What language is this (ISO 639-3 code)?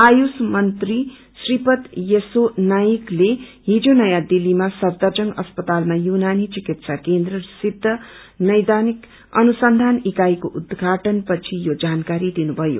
nep